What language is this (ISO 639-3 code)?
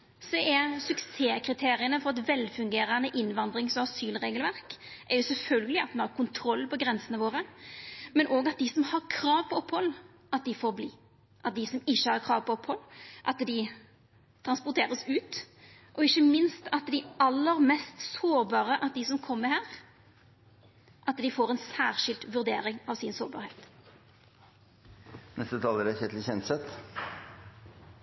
nor